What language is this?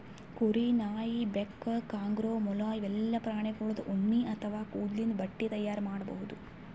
Kannada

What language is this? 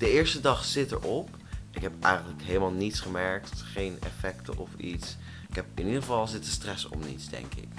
Dutch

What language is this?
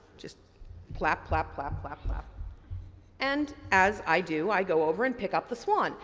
English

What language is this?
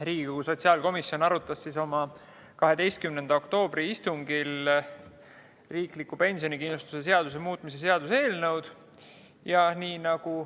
Estonian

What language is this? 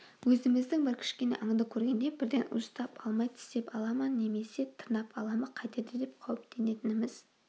Kazakh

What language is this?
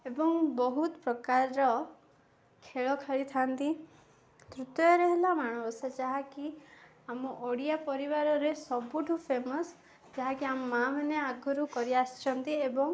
Odia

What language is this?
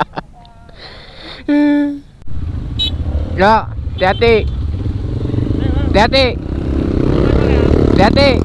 Indonesian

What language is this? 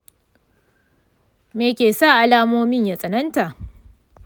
Hausa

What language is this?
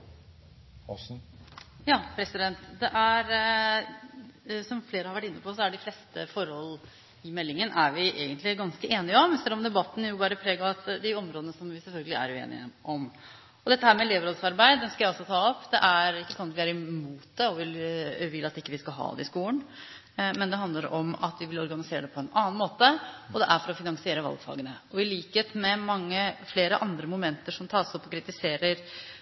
Norwegian Bokmål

